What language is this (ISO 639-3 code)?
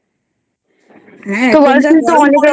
ben